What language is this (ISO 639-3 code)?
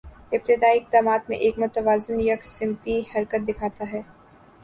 urd